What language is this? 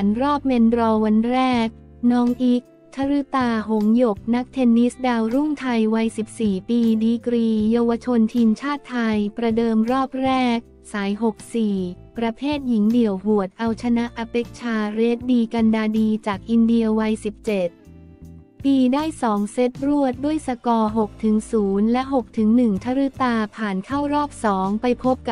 Thai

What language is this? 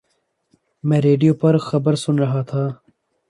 Urdu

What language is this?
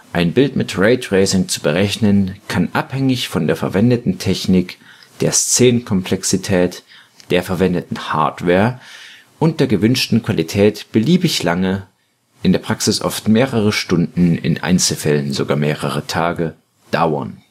German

